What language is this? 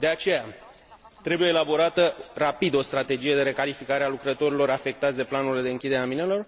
Romanian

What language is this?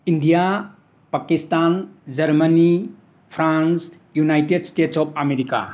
Manipuri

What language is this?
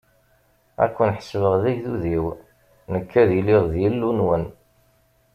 Kabyle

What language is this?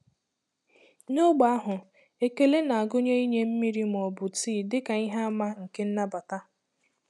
Igbo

